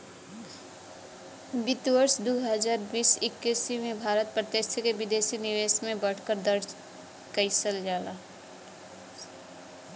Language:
Bhojpuri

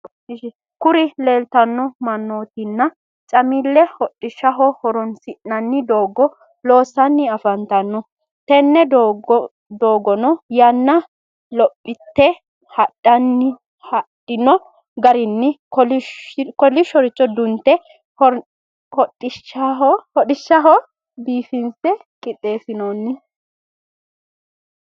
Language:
Sidamo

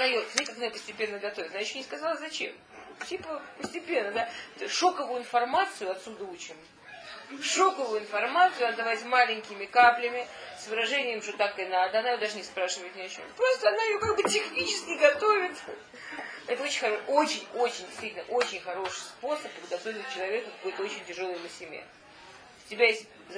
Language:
Russian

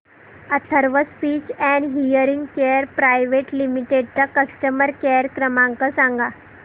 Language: Marathi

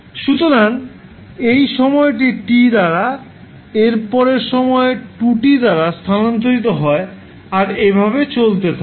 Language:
Bangla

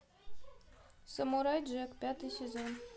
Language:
Russian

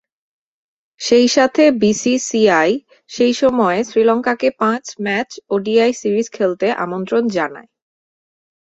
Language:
Bangla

